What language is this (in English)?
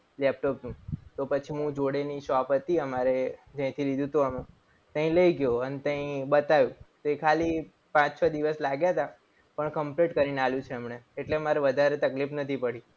Gujarati